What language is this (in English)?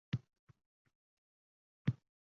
Uzbek